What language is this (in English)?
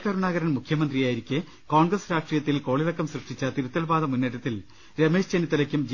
Malayalam